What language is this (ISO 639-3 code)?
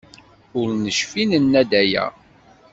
kab